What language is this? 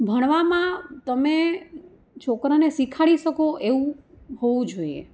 Gujarati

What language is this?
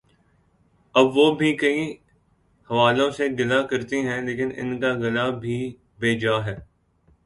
Urdu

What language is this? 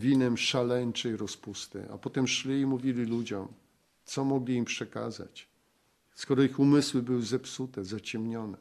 Polish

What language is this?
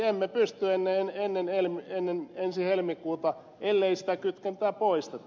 Finnish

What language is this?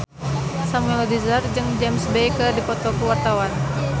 Sundanese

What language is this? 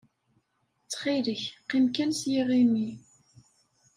Kabyle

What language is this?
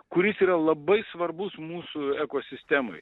Lithuanian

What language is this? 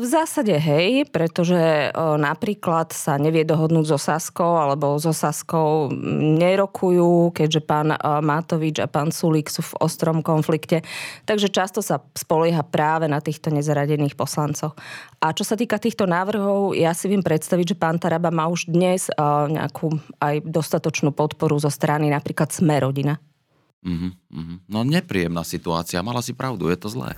Slovak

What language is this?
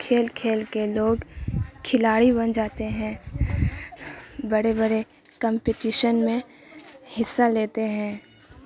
Urdu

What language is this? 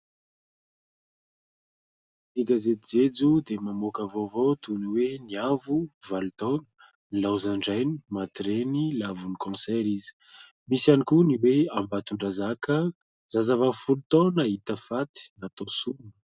Malagasy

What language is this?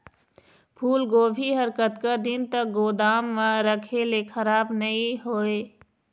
Chhattisgarhi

